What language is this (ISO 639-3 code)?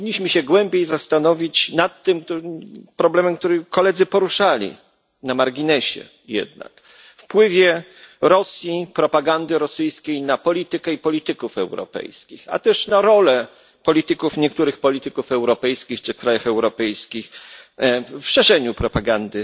pol